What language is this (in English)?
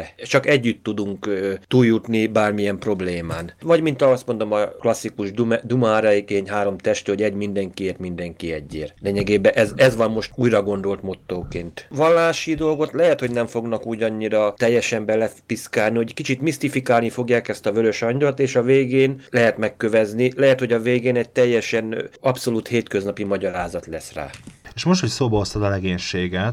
Hungarian